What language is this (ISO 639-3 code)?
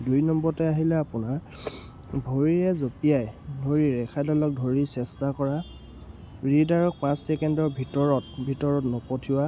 asm